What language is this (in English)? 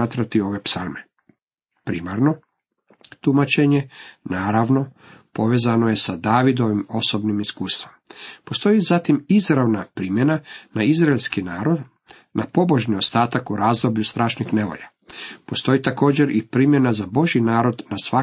Croatian